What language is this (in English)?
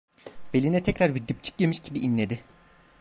Turkish